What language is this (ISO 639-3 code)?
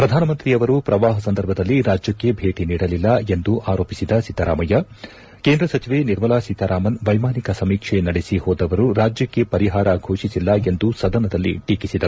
kan